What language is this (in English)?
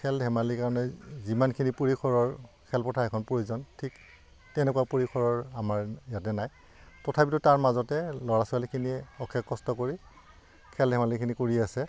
Assamese